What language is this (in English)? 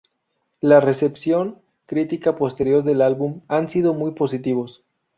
Spanish